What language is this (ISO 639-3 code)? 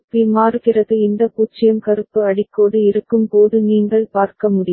tam